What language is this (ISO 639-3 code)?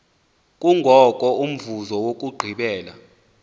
xho